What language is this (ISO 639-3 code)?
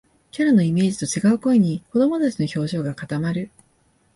jpn